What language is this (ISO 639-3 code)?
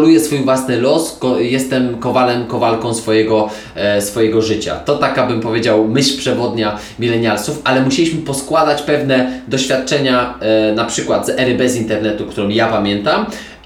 pol